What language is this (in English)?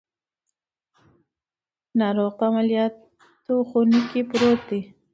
Pashto